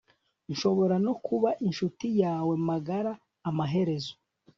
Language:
Kinyarwanda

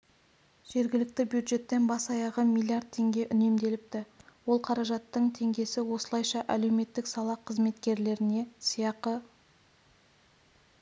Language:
Kazakh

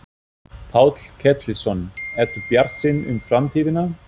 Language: Icelandic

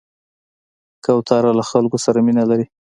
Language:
Pashto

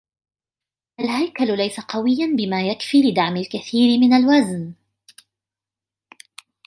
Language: Arabic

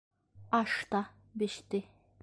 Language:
Bashkir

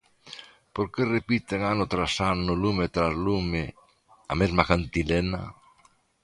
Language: Galician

